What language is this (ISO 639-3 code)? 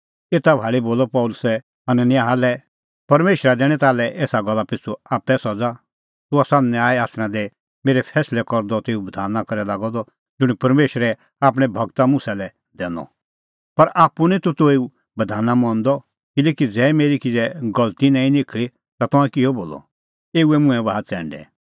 kfx